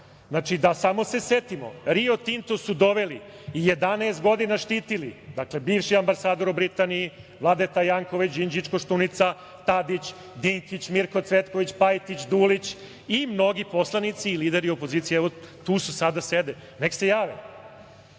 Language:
Serbian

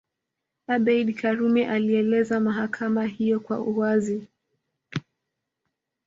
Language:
Swahili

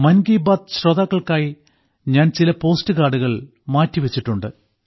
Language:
Malayalam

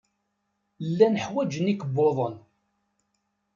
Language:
Kabyle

